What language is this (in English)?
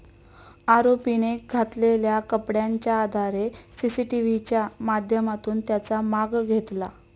Marathi